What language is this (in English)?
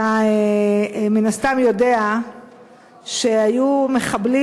Hebrew